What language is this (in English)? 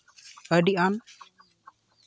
Santali